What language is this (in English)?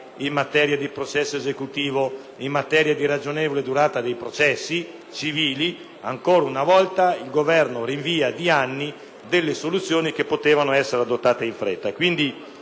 Italian